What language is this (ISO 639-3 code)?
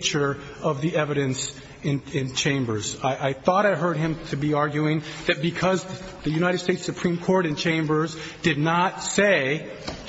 eng